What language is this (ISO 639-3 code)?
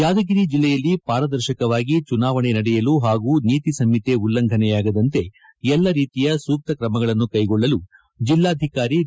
kan